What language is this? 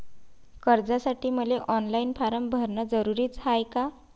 Marathi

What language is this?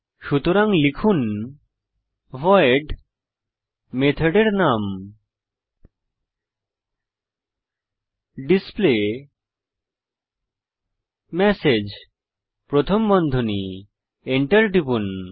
Bangla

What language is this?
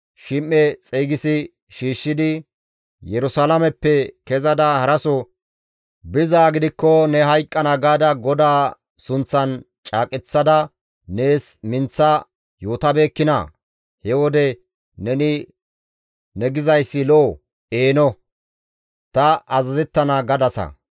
Gamo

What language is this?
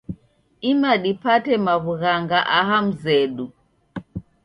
Taita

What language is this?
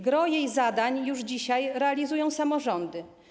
Polish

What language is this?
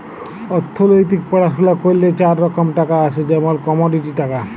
Bangla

